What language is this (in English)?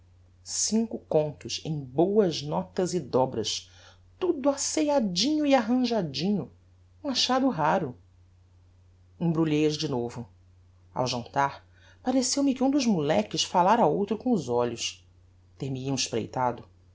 Portuguese